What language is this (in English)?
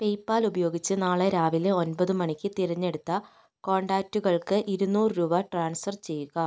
Malayalam